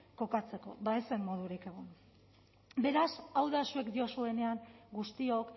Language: Basque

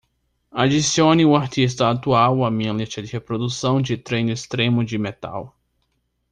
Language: Portuguese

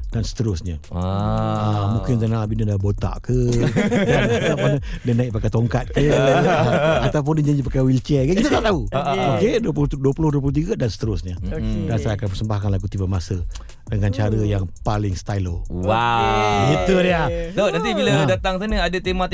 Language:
Malay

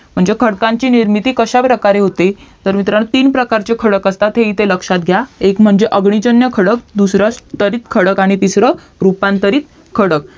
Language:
Marathi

